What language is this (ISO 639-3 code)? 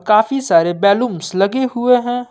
hin